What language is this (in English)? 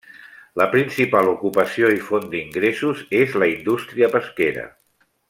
Catalan